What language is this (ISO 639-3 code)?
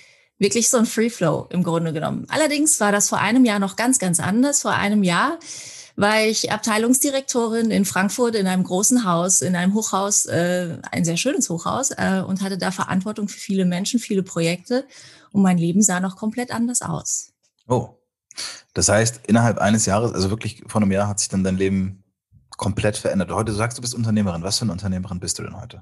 deu